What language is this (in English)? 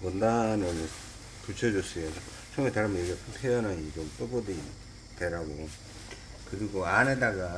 Korean